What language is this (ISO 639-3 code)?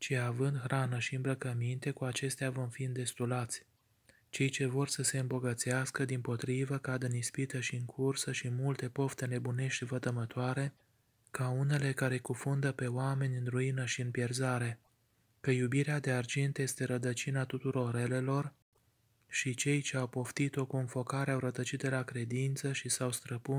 ron